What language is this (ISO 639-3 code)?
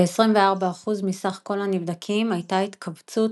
heb